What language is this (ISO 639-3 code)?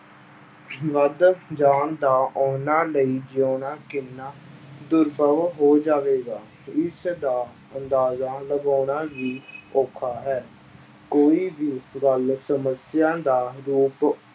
pan